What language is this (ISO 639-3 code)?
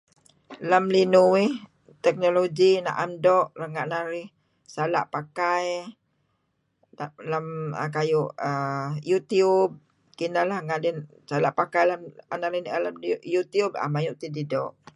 kzi